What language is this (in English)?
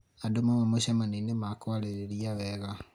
Kikuyu